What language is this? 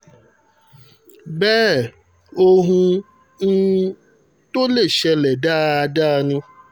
Yoruba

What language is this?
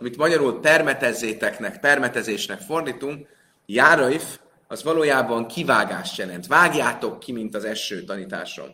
Hungarian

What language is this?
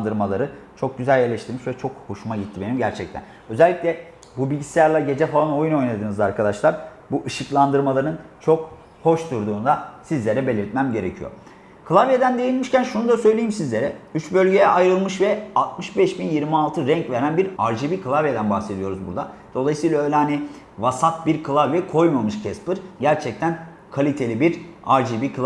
Turkish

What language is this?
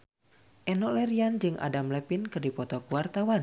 Sundanese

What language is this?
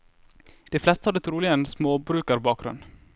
Norwegian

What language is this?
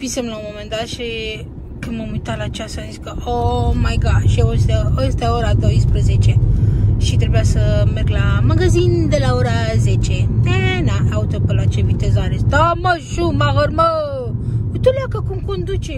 Romanian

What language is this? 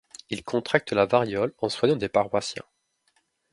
French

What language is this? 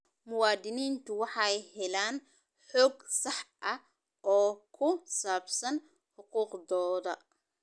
Somali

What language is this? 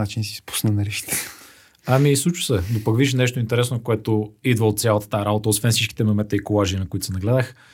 Bulgarian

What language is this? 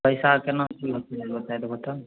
Maithili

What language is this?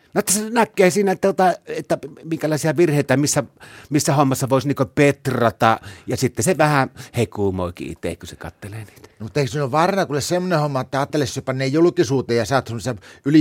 Finnish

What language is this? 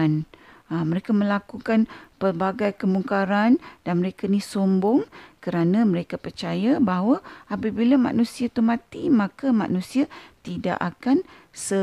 Malay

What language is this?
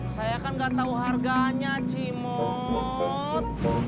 Indonesian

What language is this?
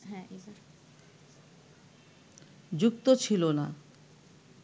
Bangla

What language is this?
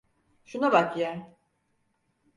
Turkish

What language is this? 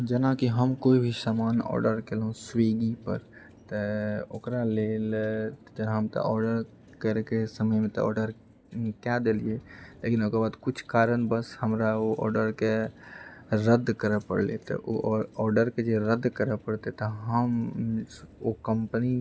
Maithili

